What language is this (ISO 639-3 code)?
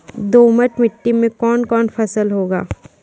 mai